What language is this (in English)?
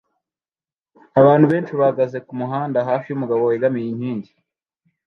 Kinyarwanda